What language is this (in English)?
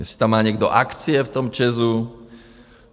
Czech